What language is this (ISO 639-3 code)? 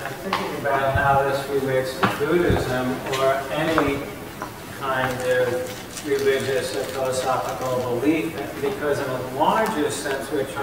eng